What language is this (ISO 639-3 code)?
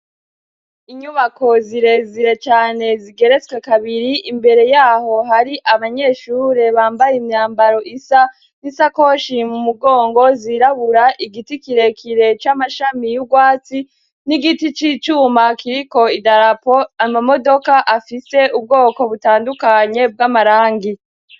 run